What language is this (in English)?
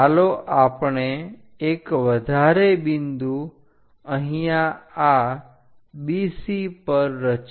Gujarati